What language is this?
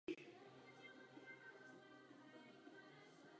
Czech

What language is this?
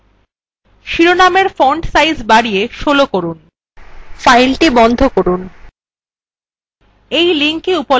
Bangla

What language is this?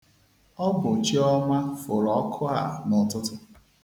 Igbo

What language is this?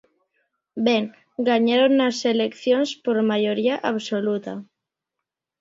Galician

